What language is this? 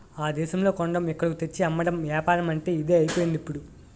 Telugu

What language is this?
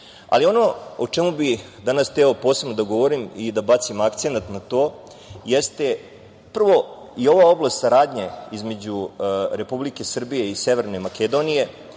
Serbian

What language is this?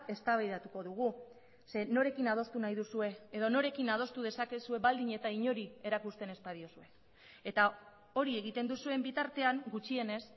Basque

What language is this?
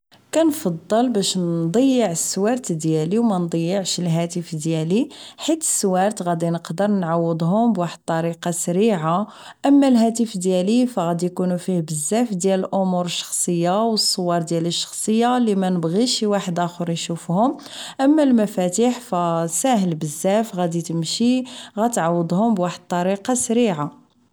Moroccan Arabic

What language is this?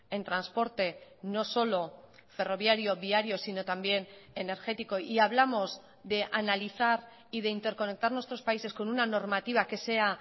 Spanish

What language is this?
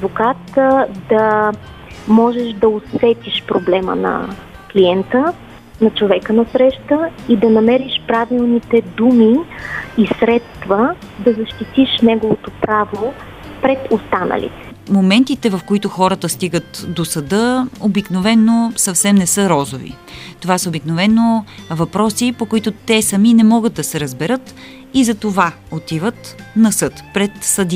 Bulgarian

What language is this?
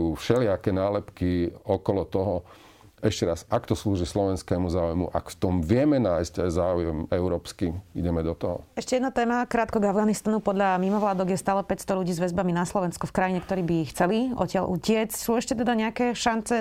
Slovak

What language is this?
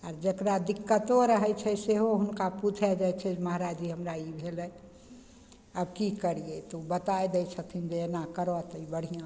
Maithili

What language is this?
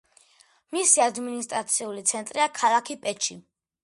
Georgian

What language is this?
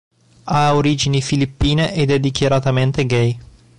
Italian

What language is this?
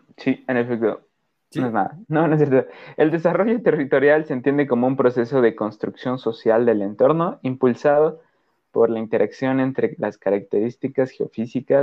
Spanish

